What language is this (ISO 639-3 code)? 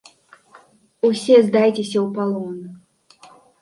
bel